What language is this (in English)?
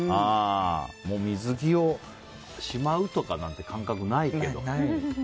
Japanese